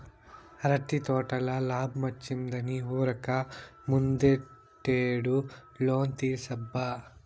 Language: Telugu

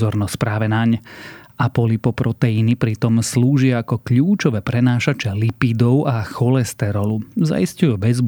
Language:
Slovak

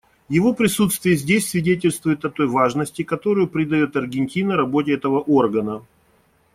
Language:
Russian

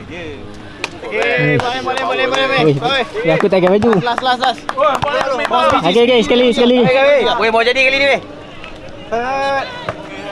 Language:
Malay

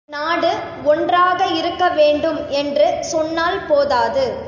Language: Tamil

